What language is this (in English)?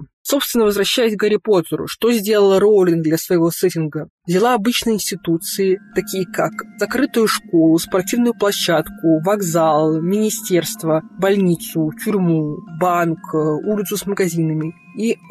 Russian